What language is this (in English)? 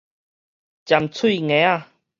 Min Nan Chinese